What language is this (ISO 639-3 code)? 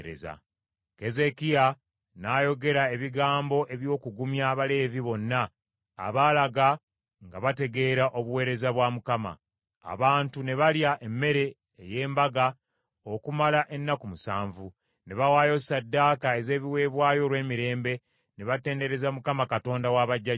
lug